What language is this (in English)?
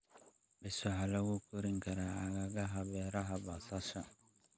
Somali